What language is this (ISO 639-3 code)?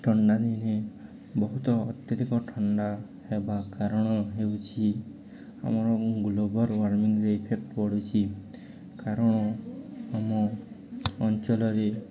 ori